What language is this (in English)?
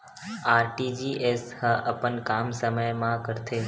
Chhattisgarhi